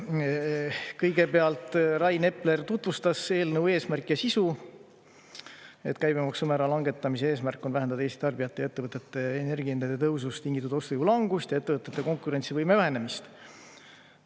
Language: Estonian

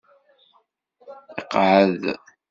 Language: Kabyle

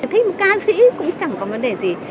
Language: Vietnamese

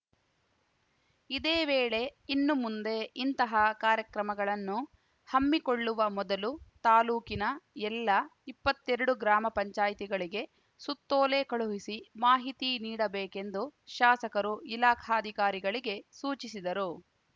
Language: Kannada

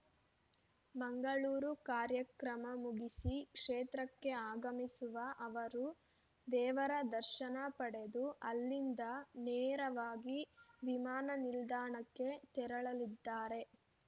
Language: Kannada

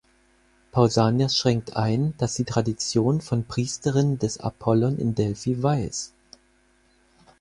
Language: German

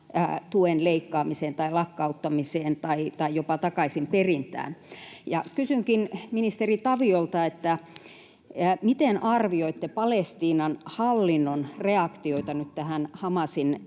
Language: Finnish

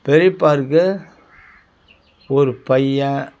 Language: Tamil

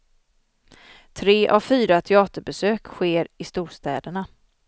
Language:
Swedish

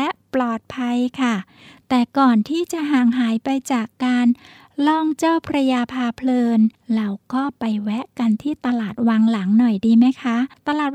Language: Thai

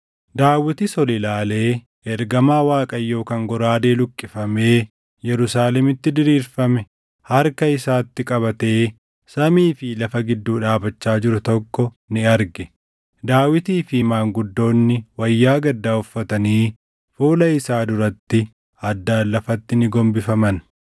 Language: Oromo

